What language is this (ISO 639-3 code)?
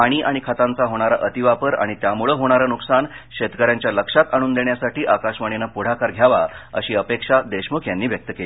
mar